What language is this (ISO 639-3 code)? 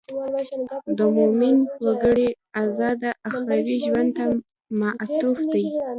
pus